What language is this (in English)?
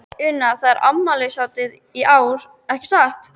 Icelandic